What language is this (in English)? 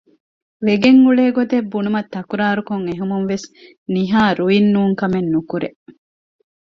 Divehi